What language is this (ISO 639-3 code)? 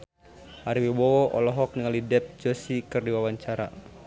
sun